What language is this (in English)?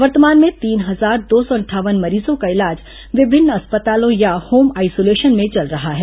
Hindi